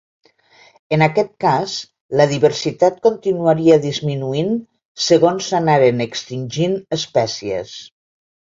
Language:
Catalan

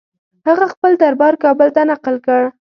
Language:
Pashto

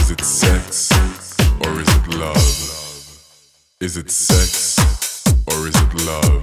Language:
English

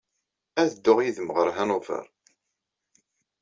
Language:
Kabyle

